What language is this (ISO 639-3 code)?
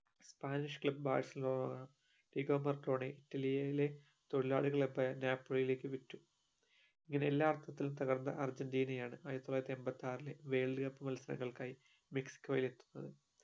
mal